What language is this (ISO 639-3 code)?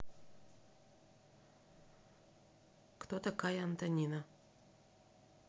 rus